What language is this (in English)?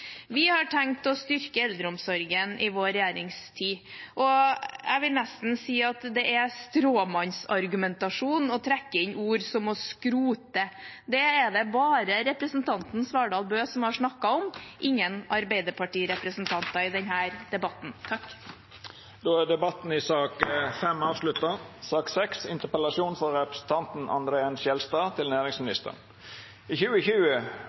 Norwegian